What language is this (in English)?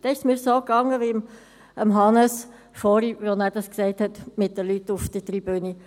Swiss German